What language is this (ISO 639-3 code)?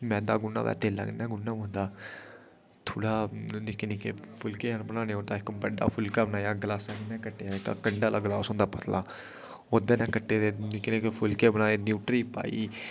doi